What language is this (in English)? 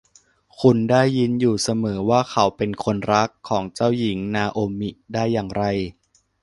Thai